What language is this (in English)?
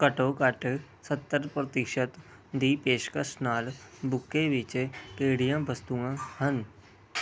Punjabi